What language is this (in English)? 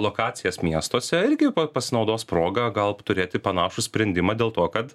Lithuanian